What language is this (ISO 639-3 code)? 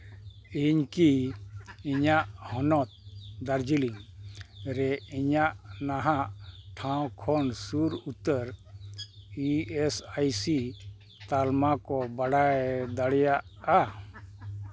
sat